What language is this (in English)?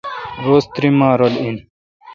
Kalkoti